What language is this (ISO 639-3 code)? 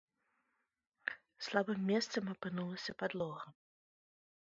bel